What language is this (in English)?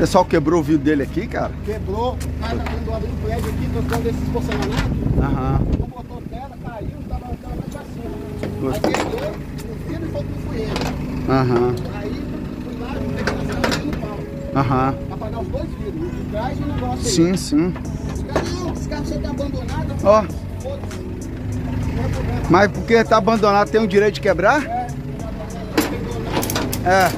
Portuguese